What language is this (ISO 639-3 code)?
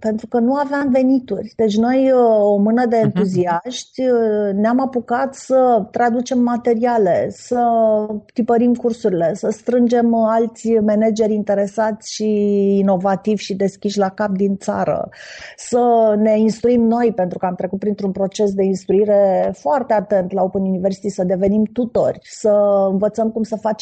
ron